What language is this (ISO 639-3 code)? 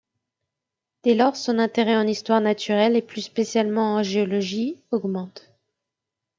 fra